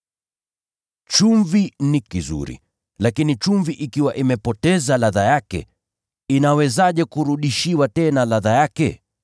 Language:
Swahili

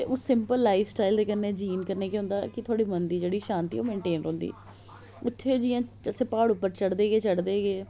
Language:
Dogri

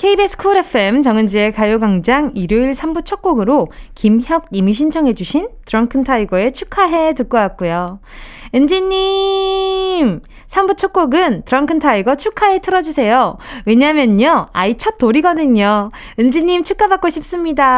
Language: Korean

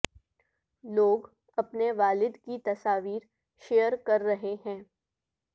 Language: Urdu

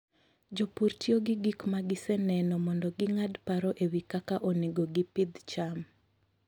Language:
Luo (Kenya and Tanzania)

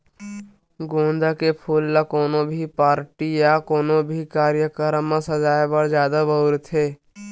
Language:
Chhattisgarhi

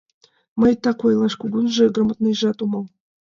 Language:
Mari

